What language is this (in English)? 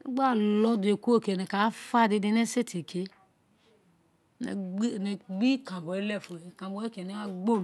Isekiri